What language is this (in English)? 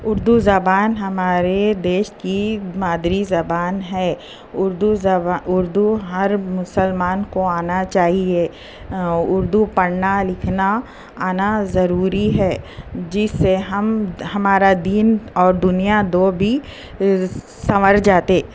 Urdu